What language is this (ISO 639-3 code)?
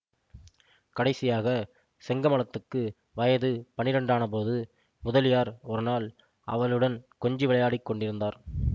tam